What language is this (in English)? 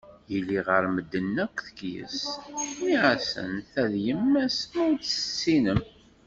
Kabyle